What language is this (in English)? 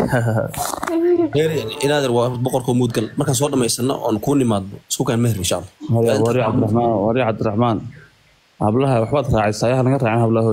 Arabic